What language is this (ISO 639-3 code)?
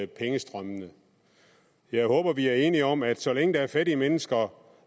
dan